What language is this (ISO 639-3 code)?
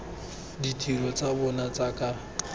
tsn